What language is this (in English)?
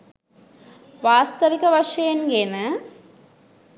Sinhala